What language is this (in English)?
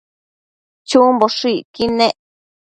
Matsés